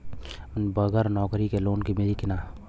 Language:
Bhojpuri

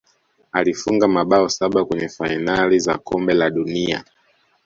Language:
Swahili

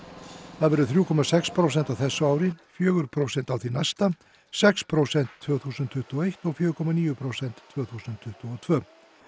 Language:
Icelandic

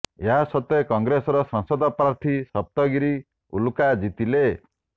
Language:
Odia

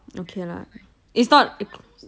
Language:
English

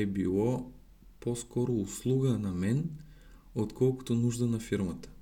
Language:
Bulgarian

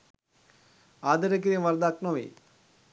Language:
Sinhala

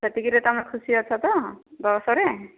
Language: Odia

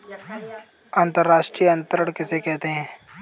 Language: Hindi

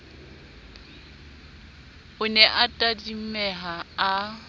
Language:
Southern Sotho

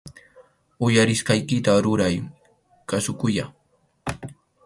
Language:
Arequipa-La Unión Quechua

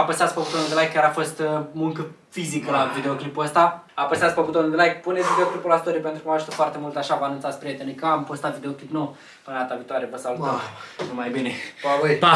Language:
Romanian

